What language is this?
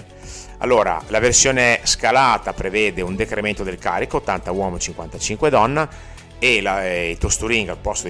Italian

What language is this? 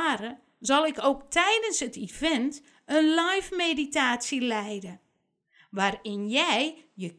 Dutch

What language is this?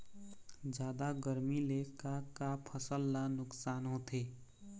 Chhattisgarhi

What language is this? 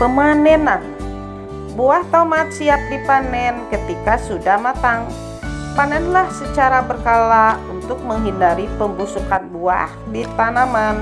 Indonesian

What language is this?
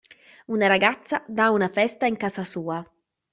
Italian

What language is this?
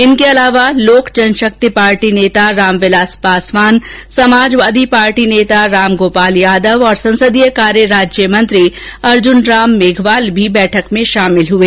Hindi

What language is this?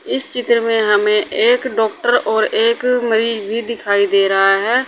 Hindi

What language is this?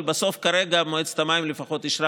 Hebrew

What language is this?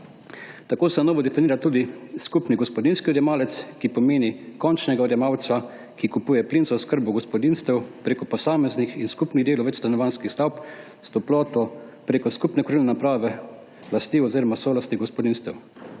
Slovenian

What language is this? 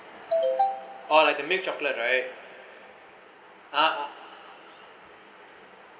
English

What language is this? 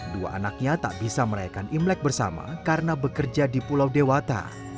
Indonesian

